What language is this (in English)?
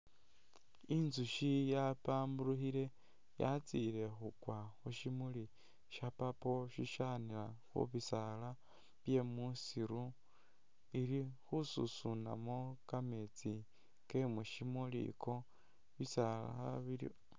Masaaba